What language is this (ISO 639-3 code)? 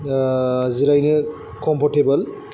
brx